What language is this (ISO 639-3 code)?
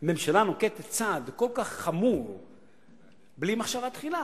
heb